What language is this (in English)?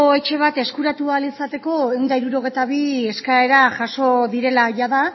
Basque